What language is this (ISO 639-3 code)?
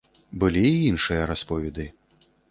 bel